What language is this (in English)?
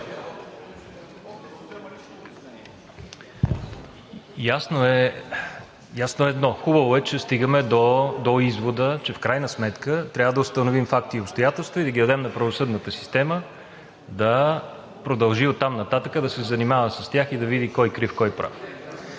Bulgarian